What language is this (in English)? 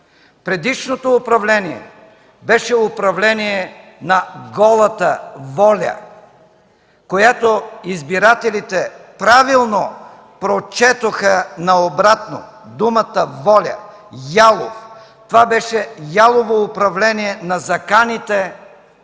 Bulgarian